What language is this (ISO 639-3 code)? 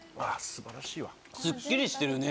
jpn